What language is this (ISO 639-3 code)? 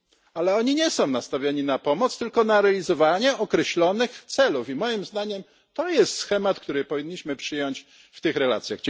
pol